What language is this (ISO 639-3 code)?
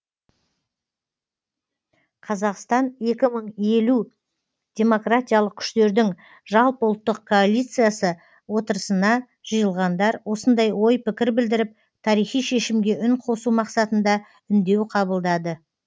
kaz